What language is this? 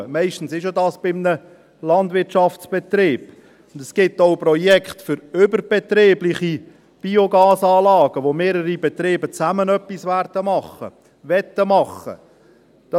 Swiss German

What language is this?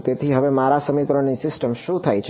Gujarati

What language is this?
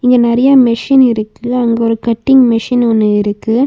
Tamil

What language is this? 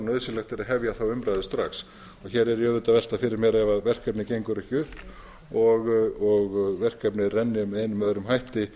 Icelandic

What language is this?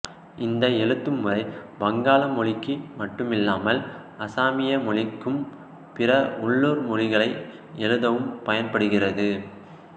Tamil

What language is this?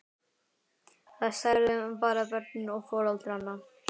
Icelandic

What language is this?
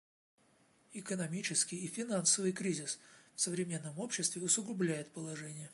Russian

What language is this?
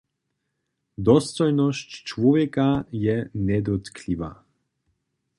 Upper Sorbian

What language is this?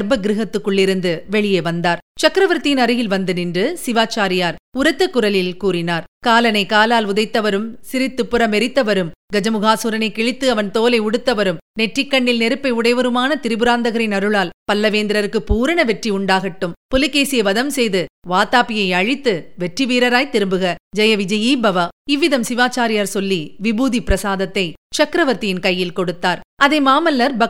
Tamil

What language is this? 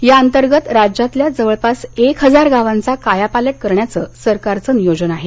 Marathi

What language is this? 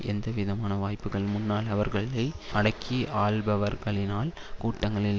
Tamil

